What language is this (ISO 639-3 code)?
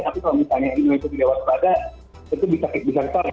ind